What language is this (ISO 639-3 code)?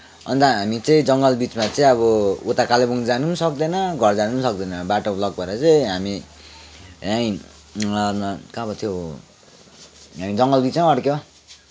nep